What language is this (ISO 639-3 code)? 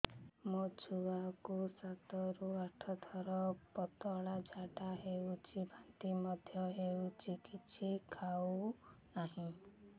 ori